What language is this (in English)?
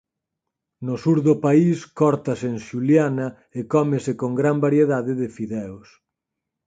Galician